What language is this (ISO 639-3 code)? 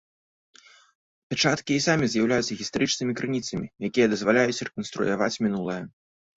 bel